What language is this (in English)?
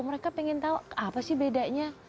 Indonesian